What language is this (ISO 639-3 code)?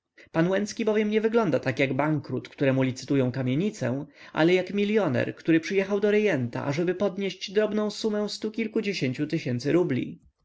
pol